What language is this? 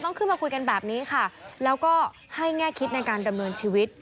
Thai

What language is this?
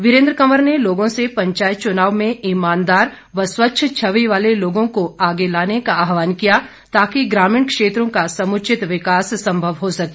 Hindi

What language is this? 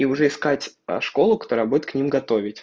Russian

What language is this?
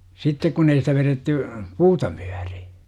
Finnish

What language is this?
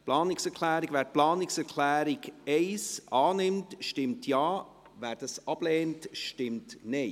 Swiss German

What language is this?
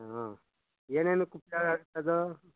Kannada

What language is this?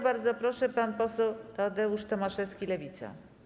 Polish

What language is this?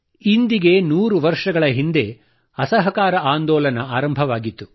Kannada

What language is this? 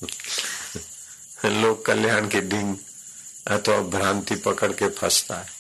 Hindi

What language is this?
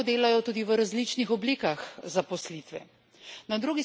Slovenian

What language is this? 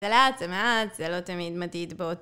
Hebrew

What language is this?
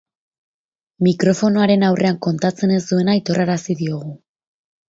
Basque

